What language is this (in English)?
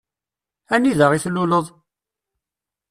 Kabyle